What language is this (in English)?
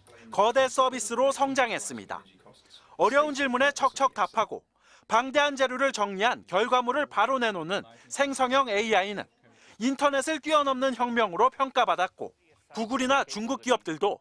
Korean